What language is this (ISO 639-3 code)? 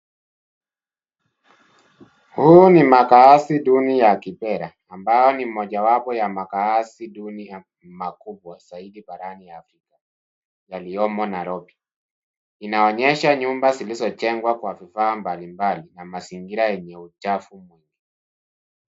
swa